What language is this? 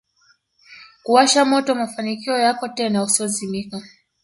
Swahili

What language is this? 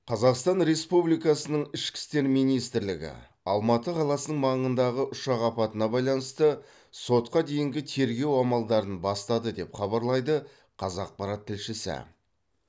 Kazakh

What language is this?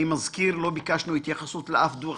Hebrew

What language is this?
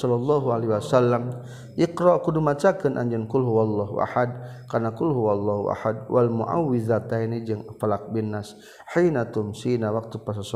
Malay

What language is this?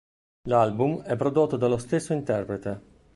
Italian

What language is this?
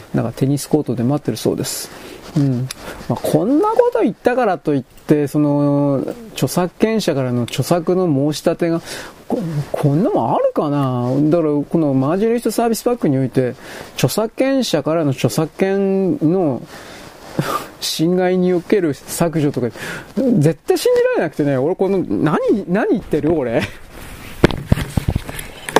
Japanese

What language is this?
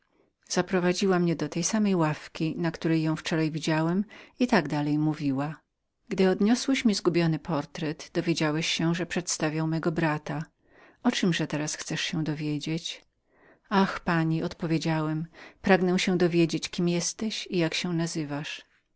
Polish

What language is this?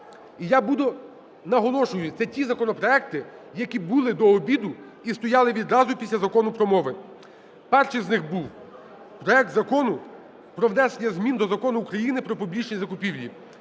Ukrainian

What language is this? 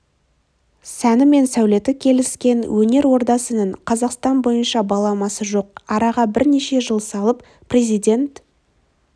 Kazakh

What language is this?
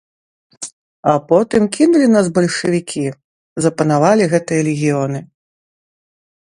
Belarusian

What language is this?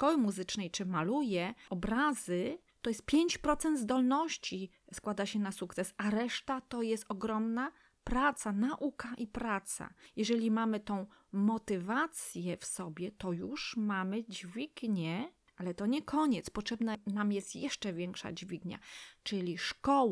Polish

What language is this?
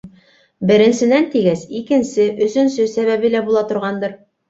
Bashkir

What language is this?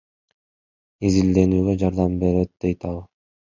Kyrgyz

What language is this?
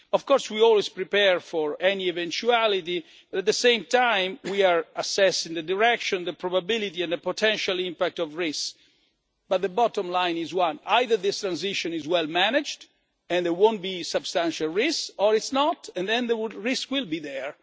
English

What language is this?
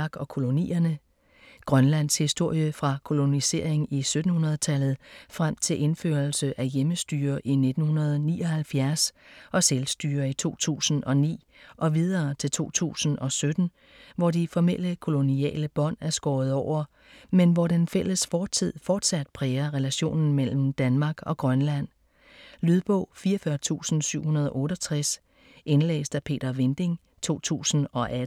Danish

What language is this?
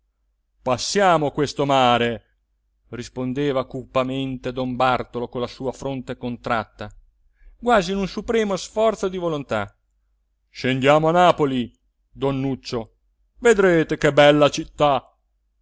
Italian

